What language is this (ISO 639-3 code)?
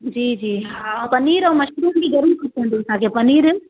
snd